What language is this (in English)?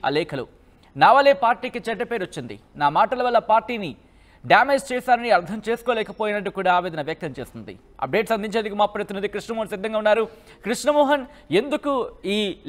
Telugu